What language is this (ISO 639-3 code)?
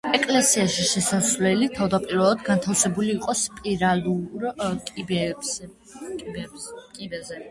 kat